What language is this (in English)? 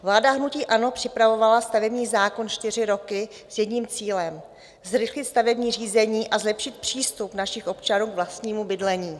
Czech